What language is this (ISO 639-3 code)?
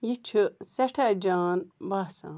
kas